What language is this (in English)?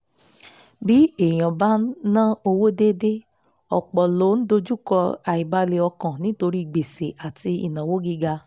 Yoruba